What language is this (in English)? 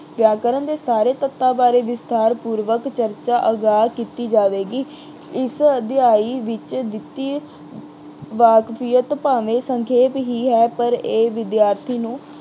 Punjabi